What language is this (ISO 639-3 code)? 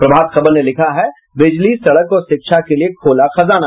hin